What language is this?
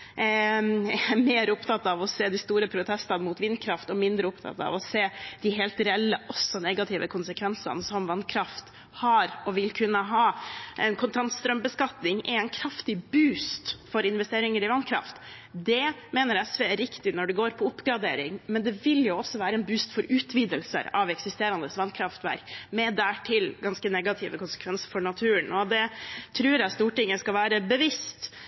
Norwegian Bokmål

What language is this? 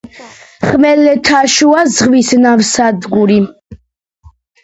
Georgian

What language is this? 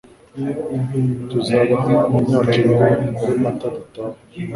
Kinyarwanda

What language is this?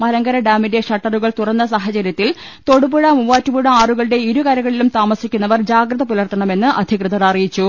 Malayalam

